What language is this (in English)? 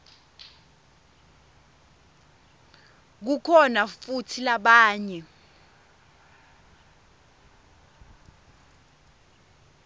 Swati